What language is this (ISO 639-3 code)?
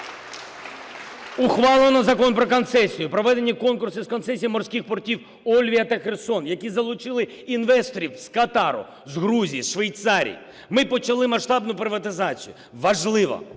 ukr